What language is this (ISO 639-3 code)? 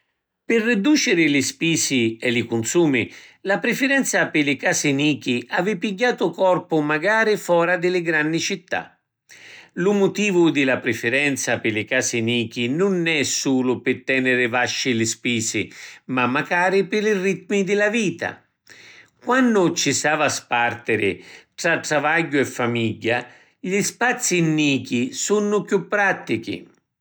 scn